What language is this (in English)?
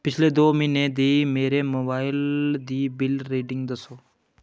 Dogri